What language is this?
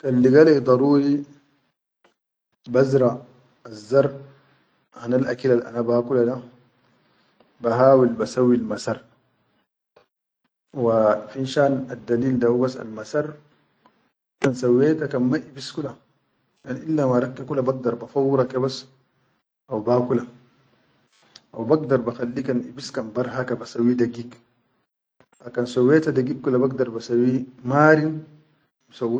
Chadian Arabic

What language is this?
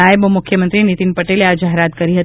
Gujarati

